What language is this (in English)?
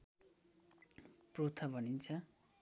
Nepali